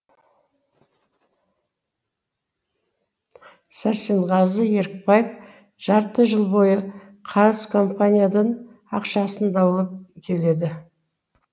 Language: Kazakh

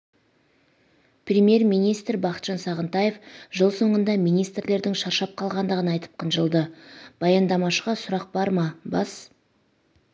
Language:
Kazakh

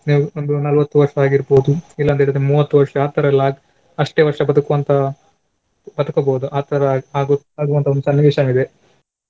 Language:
Kannada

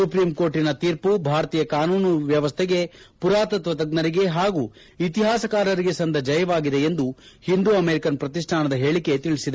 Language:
Kannada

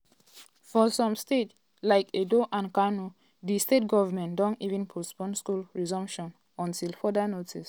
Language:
Nigerian Pidgin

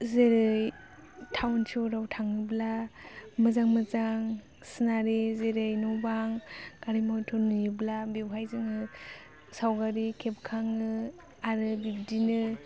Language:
Bodo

